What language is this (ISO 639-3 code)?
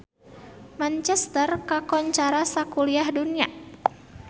sun